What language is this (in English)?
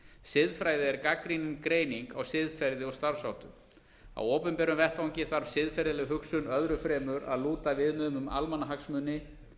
Icelandic